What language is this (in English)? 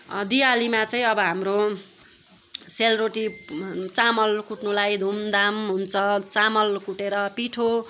Nepali